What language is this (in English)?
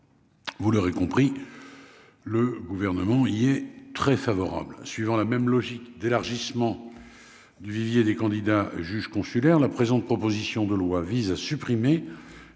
French